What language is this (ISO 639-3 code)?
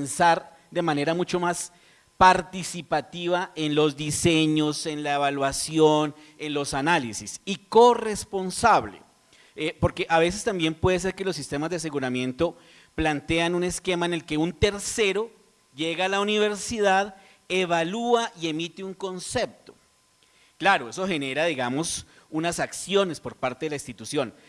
spa